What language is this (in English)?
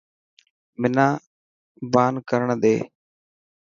Dhatki